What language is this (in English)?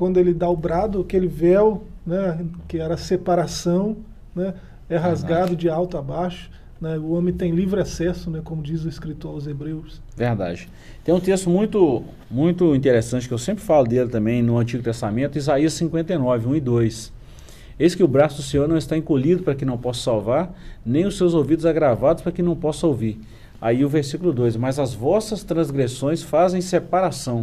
Portuguese